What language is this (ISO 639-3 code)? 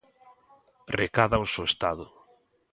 glg